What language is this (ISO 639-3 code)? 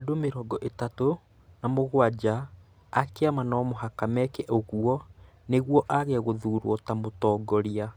kik